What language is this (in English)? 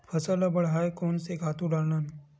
Chhattisgarhi